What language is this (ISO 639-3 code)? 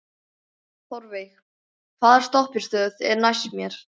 isl